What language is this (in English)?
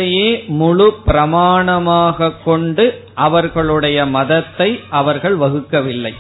Tamil